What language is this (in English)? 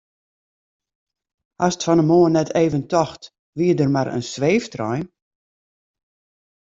Western Frisian